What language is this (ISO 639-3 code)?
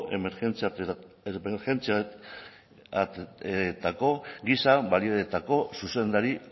eus